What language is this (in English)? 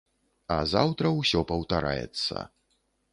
Belarusian